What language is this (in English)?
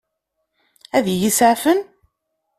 Kabyle